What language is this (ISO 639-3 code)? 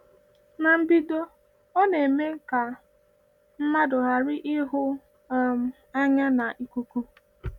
ibo